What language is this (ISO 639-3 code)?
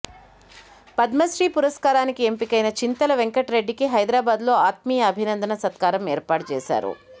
tel